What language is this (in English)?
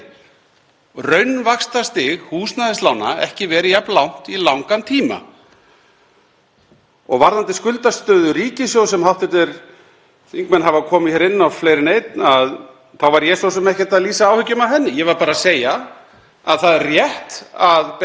Icelandic